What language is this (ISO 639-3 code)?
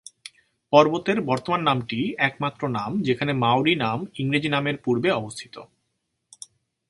ben